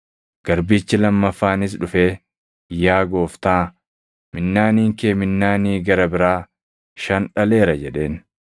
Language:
Oromo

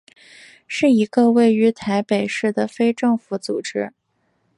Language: Chinese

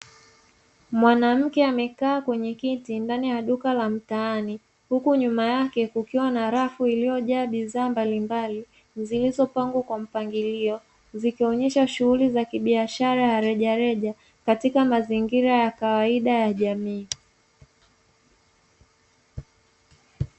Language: Swahili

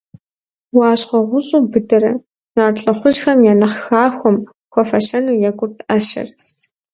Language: Kabardian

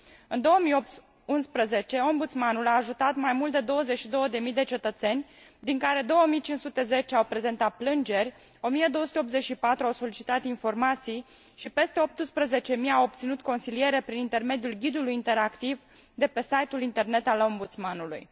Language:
Romanian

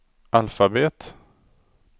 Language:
Swedish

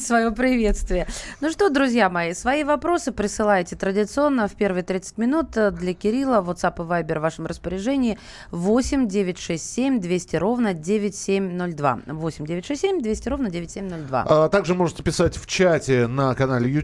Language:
Russian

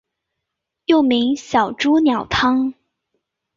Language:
Chinese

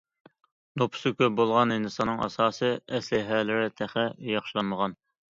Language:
Uyghur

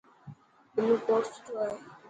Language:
Dhatki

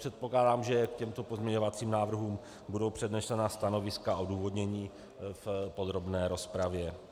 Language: Czech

